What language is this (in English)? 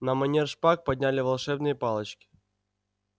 Russian